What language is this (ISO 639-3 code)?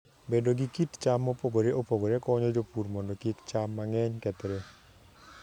luo